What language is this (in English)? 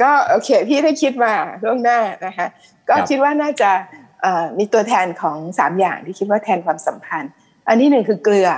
Thai